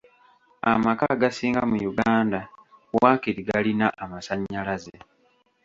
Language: Ganda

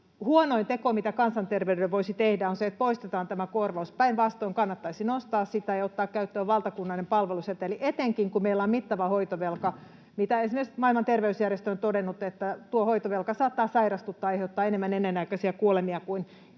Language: Finnish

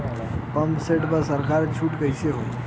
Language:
Bhojpuri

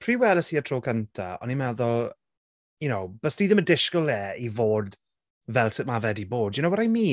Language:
Welsh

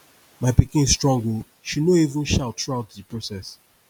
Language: Nigerian Pidgin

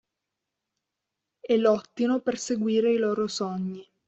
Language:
Italian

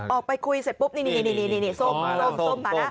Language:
Thai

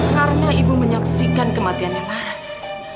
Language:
Indonesian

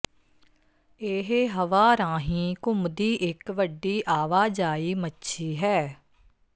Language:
Punjabi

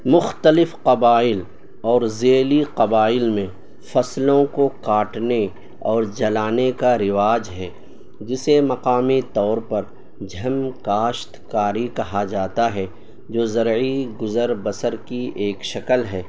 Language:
Urdu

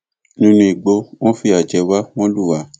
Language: Yoruba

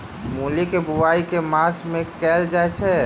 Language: Maithili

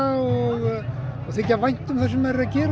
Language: Icelandic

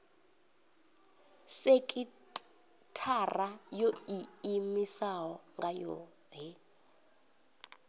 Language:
Venda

